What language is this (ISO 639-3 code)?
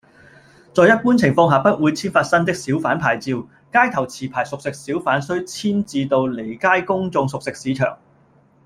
yue